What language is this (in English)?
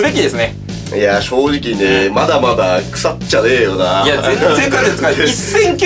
Japanese